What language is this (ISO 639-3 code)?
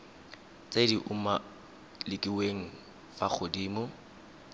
tsn